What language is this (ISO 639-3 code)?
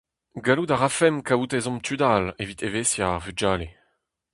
bre